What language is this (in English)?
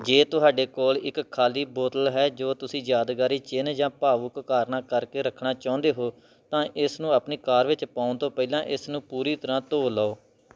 Punjabi